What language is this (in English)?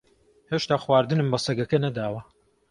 Central Kurdish